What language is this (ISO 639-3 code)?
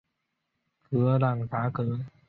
zho